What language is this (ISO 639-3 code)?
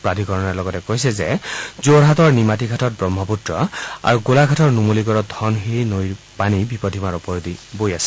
asm